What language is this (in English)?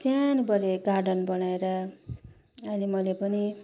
Nepali